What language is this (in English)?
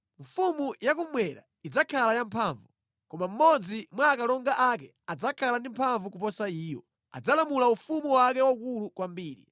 Nyanja